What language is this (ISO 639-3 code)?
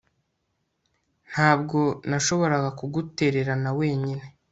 kin